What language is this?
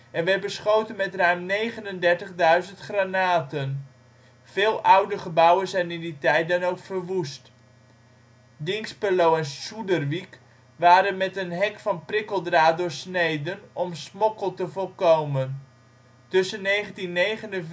Dutch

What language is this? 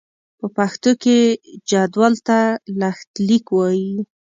Pashto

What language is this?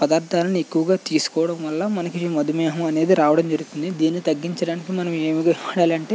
Telugu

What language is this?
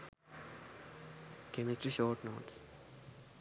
Sinhala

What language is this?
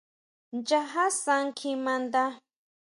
Huautla Mazatec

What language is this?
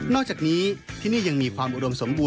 Thai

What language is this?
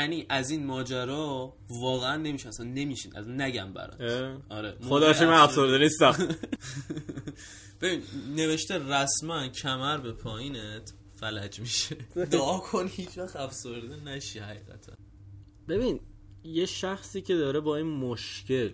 Persian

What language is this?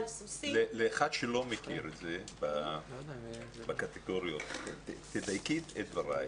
Hebrew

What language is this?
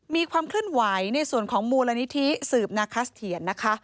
Thai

